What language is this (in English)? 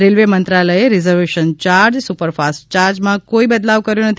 Gujarati